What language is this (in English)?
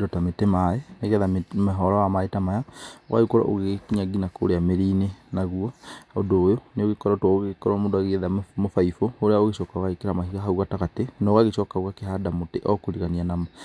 Kikuyu